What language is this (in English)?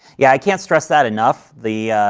English